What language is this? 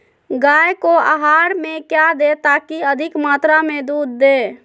Magahi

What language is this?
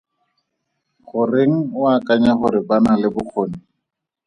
Tswana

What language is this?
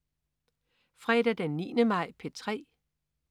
Danish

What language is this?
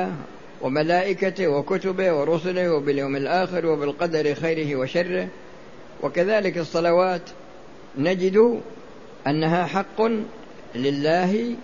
Arabic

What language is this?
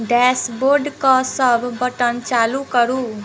Maithili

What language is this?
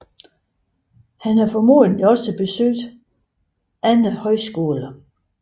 Danish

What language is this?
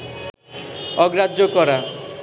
Bangla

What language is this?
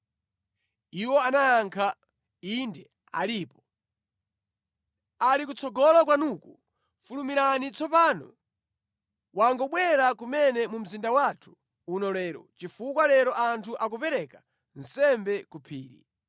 Nyanja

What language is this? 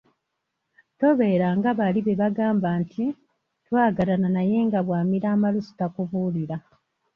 Ganda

